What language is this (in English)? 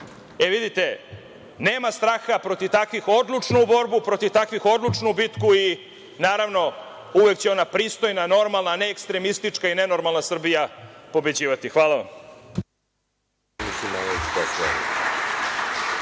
Serbian